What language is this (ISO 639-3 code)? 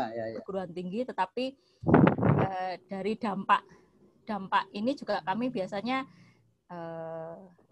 ind